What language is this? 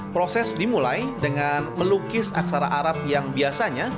Indonesian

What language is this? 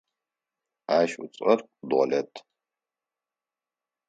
Adyghe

